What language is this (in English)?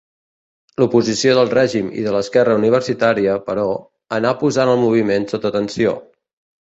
Catalan